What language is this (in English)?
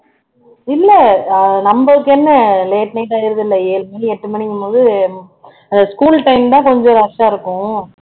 Tamil